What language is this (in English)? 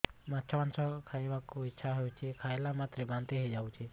Odia